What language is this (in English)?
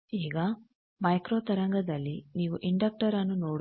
Kannada